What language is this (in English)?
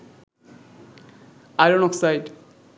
Bangla